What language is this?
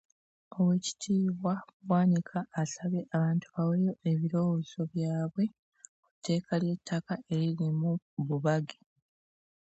Ganda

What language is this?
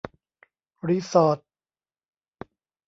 Thai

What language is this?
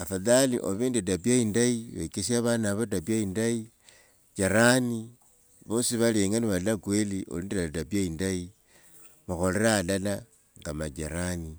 Wanga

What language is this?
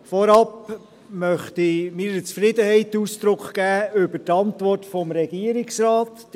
Swiss German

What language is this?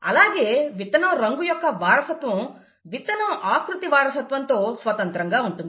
Telugu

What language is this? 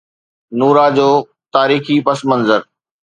Sindhi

